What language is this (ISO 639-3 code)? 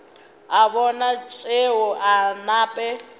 nso